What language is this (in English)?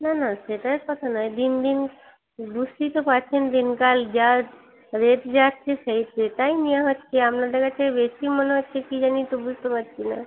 Bangla